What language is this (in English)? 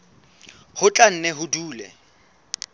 Southern Sotho